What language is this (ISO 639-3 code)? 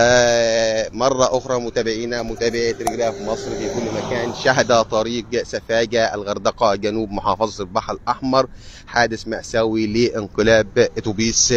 ara